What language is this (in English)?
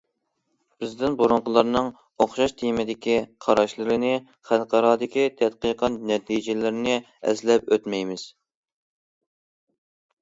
Uyghur